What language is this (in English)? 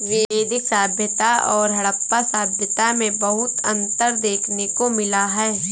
Hindi